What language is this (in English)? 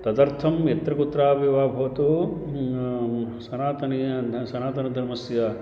Sanskrit